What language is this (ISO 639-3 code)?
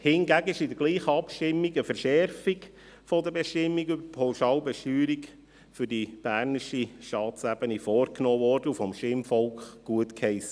gsw